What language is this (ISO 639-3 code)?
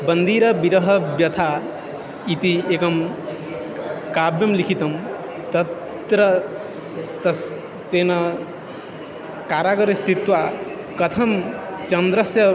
san